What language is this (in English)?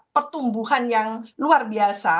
Indonesian